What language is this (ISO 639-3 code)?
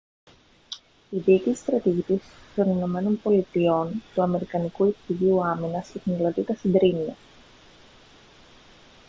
ell